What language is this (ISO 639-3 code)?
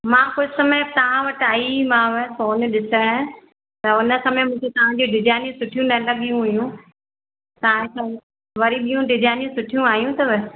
snd